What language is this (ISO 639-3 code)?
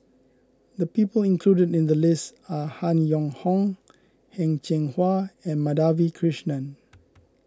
eng